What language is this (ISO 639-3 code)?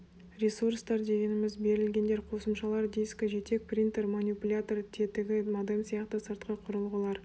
kaz